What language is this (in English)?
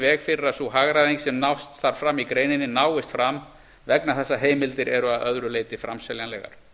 Icelandic